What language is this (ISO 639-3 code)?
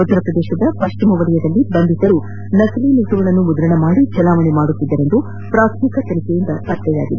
kan